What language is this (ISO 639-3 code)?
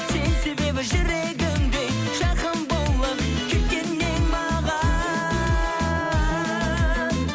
kaz